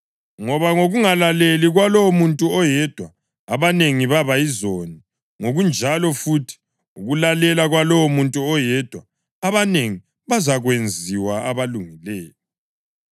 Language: North Ndebele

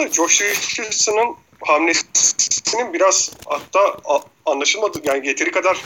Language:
Turkish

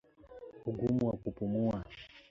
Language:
Swahili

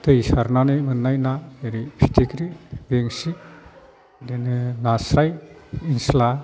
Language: Bodo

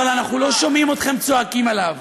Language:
Hebrew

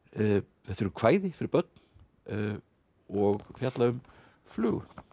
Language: Icelandic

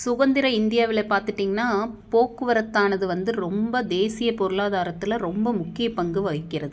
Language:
Tamil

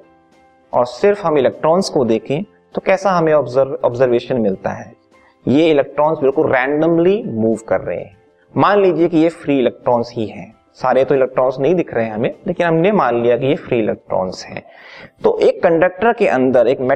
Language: Hindi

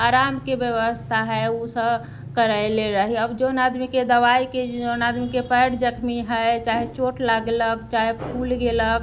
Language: Maithili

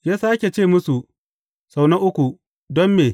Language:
Hausa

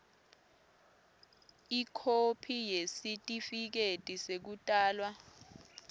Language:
Swati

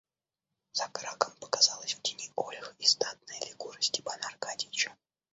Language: Russian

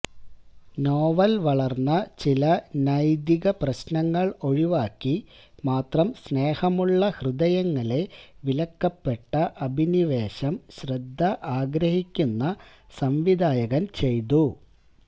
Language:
Malayalam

